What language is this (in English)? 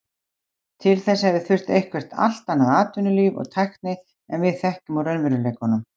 Icelandic